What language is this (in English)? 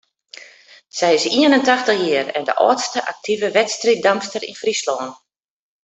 Western Frisian